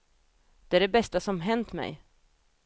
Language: Swedish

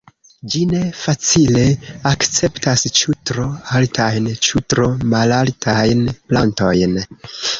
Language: Esperanto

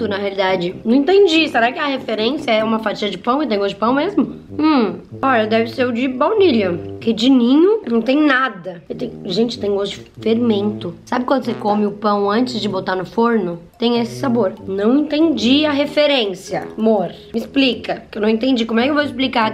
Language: Portuguese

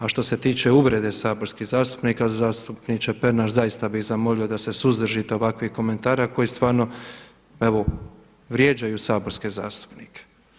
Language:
Croatian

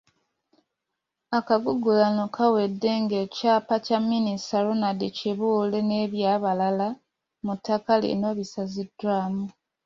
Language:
Ganda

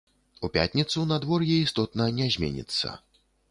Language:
Belarusian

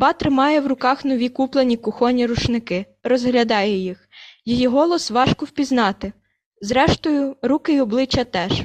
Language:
Ukrainian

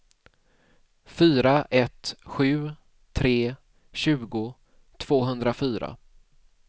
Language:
Swedish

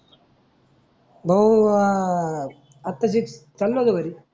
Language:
Marathi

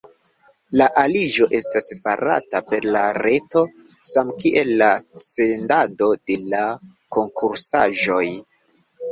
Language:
Esperanto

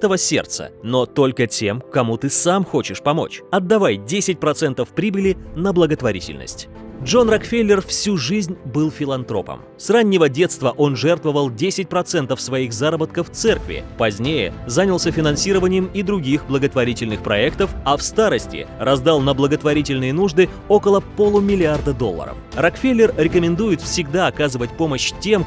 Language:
Russian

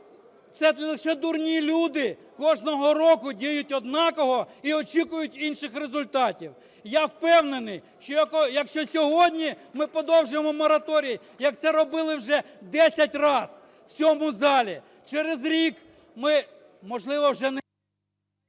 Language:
Ukrainian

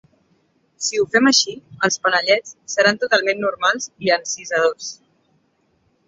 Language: Catalan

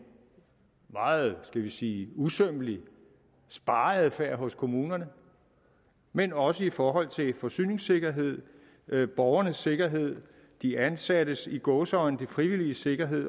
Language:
Danish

